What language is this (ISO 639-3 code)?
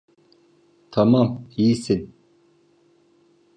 tur